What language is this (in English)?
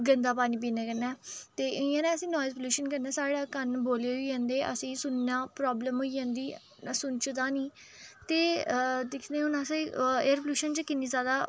Dogri